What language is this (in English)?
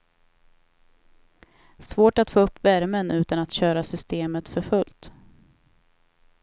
Swedish